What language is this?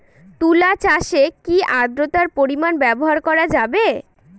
Bangla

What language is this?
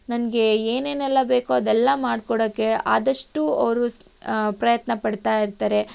Kannada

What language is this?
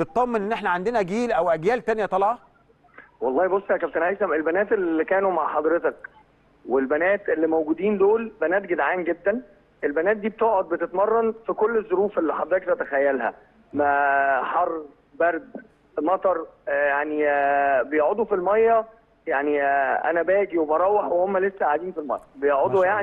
Arabic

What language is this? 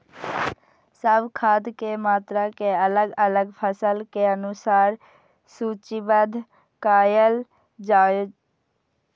Maithili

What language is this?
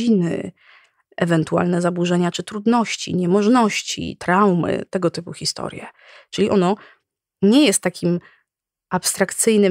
Polish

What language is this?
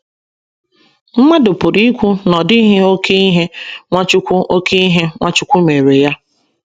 Igbo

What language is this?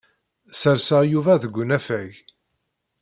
Kabyle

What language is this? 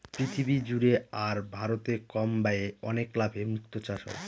Bangla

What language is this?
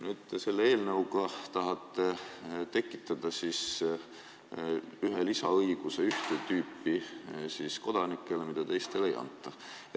Estonian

